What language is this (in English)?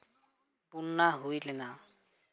Santali